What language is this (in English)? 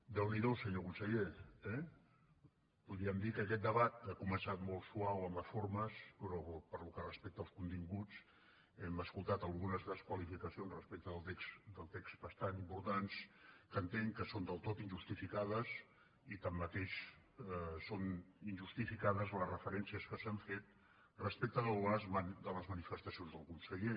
Catalan